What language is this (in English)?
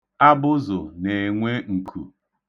Igbo